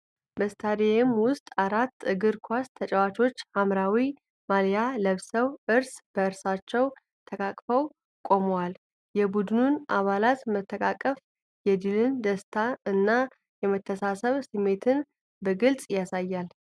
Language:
Amharic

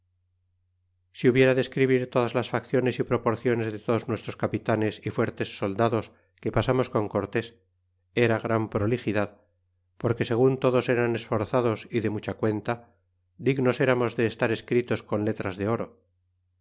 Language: Spanish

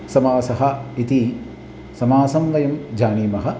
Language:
Sanskrit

